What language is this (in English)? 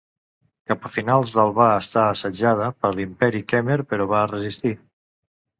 Catalan